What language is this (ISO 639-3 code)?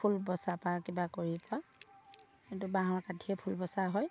asm